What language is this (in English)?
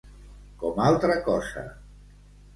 Catalan